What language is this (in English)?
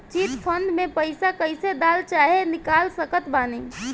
Bhojpuri